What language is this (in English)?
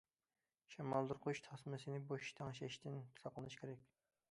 Uyghur